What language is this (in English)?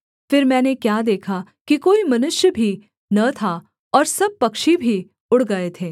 Hindi